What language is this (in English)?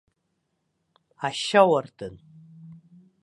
Abkhazian